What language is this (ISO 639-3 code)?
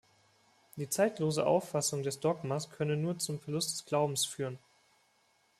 deu